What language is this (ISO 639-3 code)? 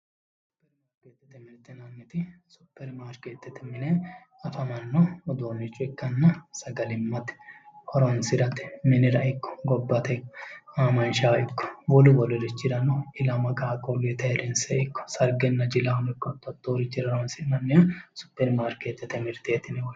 sid